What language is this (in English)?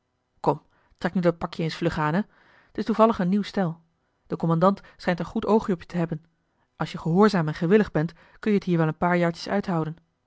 Dutch